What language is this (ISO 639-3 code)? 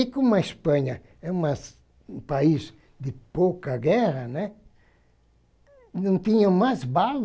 por